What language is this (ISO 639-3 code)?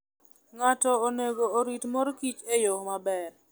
luo